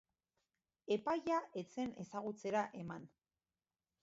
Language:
Basque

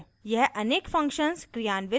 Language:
Hindi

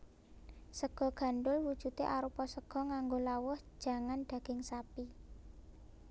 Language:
Javanese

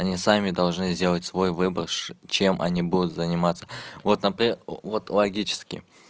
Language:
Russian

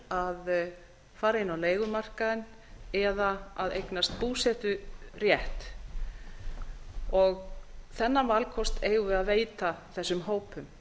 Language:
Icelandic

